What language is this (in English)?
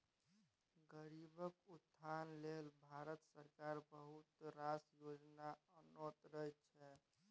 Maithili